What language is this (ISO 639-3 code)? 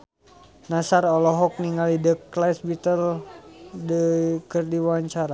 sun